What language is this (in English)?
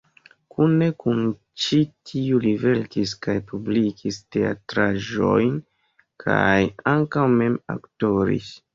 Esperanto